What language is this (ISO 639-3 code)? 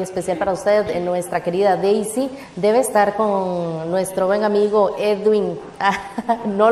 spa